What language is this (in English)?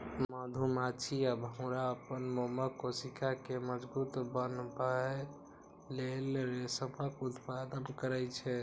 Maithili